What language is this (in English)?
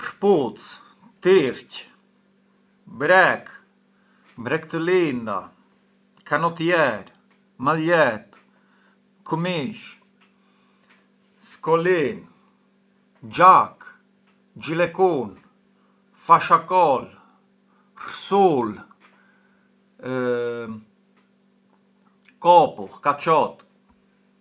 Arbëreshë Albanian